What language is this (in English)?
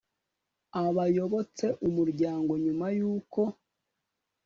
Kinyarwanda